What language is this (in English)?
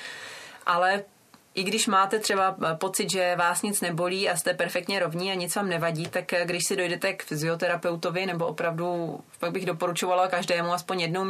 Czech